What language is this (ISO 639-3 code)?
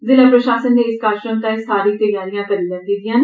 doi